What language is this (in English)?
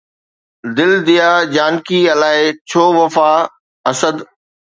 Sindhi